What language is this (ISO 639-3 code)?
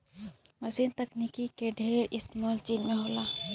bho